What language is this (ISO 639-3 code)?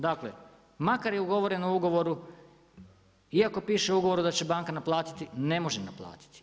hrv